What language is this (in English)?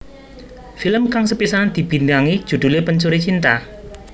Javanese